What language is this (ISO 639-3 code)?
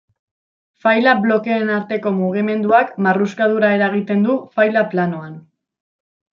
eus